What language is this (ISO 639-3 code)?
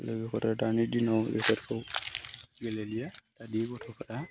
brx